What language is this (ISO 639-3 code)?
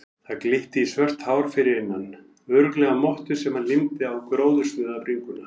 isl